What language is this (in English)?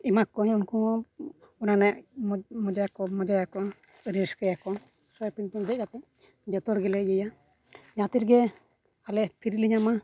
Santali